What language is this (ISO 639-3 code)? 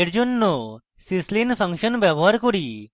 ben